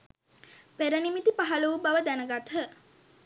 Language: Sinhala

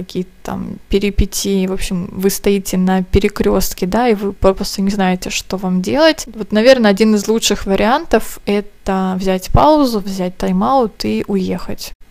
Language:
Russian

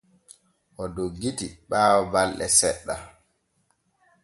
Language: Borgu Fulfulde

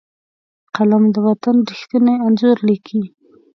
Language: Pashto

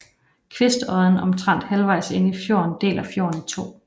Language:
Danish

